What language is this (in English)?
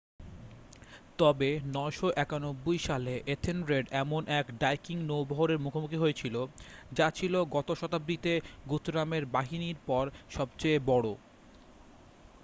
Bangla